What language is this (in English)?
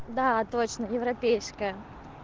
Russian